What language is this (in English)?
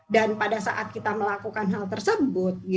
Indonesian